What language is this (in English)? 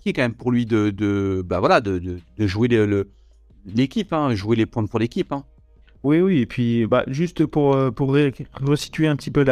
French